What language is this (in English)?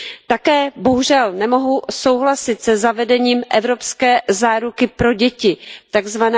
Czech